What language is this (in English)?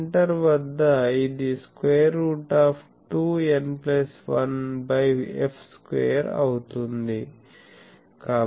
Telugu